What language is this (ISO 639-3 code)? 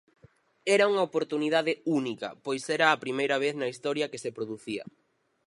glg